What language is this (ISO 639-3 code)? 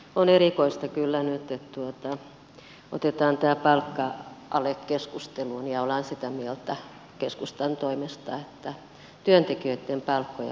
fin